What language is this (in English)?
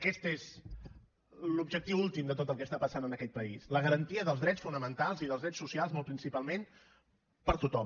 Catalan